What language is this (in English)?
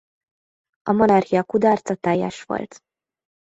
Hungarian